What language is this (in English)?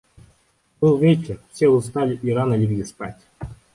Russian